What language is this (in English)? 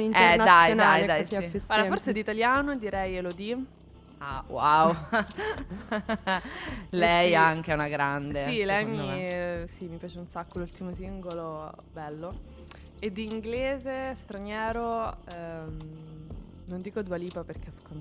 Italian